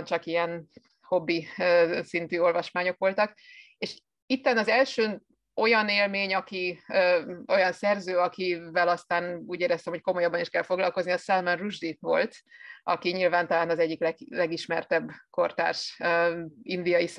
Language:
Hungarian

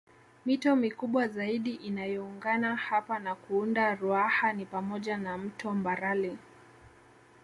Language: Swahili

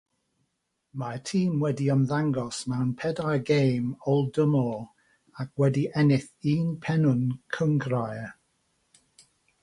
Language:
Welsh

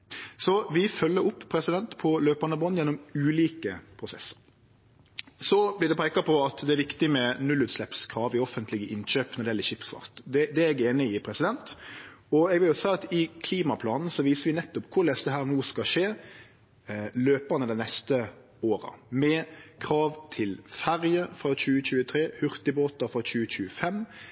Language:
Norwegian Nynorsk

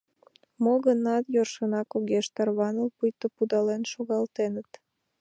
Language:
Mari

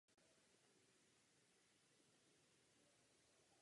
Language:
Czech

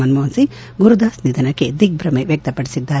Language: Kannada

